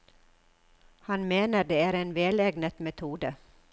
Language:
Norwegian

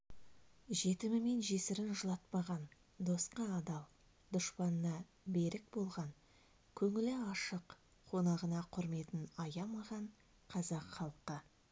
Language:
Kazakh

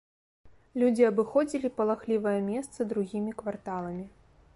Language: Belarusian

